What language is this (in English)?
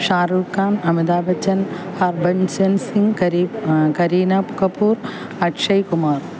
Malayalam